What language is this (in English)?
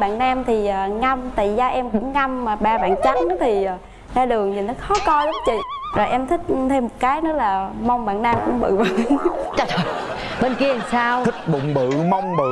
Vietnamese